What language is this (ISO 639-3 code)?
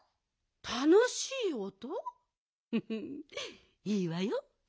jpn